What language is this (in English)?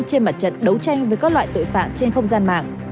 Vietnamese